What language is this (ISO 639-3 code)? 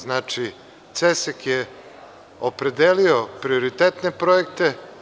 srp